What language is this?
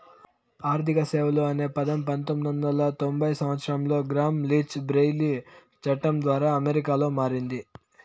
Telugu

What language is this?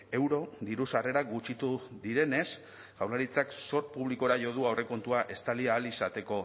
Basque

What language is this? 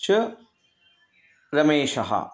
Sanskrit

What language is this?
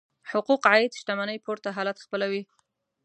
Pashto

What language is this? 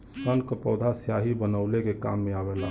Bhojpuri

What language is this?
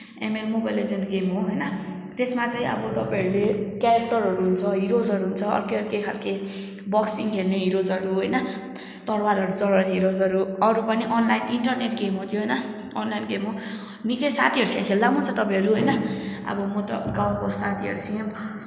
Nepali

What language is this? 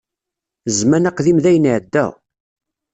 Kabyle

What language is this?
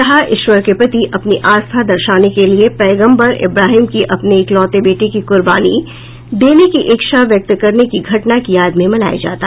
Hindi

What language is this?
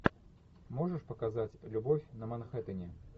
Russian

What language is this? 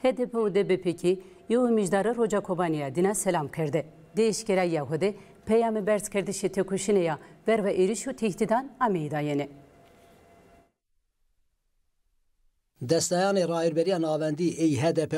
Turkish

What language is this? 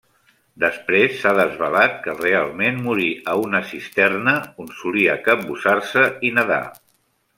Catalan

